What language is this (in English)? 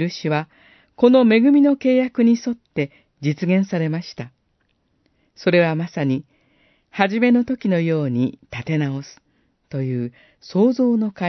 Japanese